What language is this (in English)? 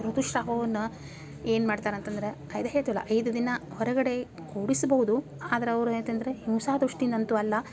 Kannada